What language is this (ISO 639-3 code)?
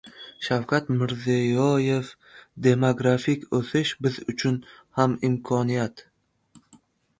uzb